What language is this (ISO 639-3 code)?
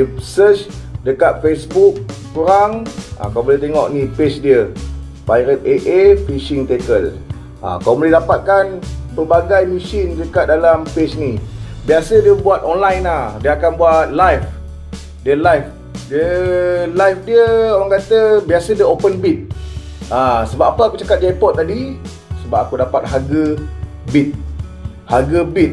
msa